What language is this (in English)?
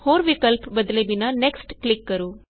Punjabi